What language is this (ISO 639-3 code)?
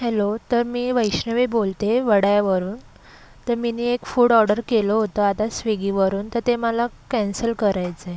mar